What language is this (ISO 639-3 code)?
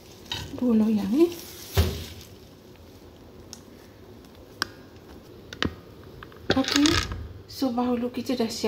msa